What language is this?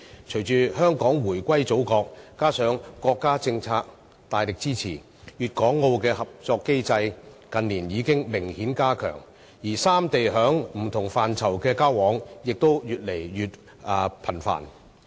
Cantonese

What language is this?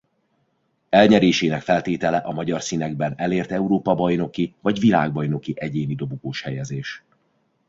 Hungarian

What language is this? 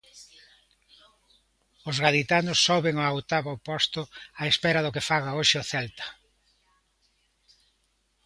Galician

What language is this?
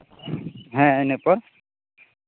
Santali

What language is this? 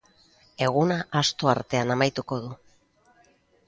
Basque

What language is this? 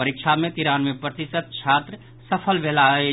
Maithili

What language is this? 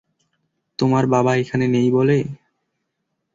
Bangla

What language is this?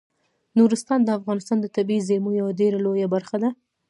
Pashto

